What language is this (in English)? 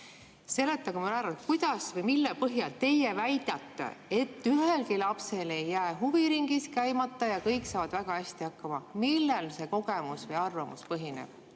Estonian